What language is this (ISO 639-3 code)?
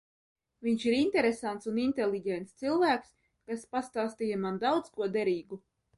lav